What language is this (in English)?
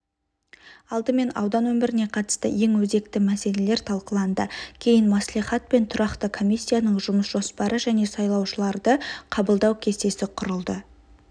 Kazakh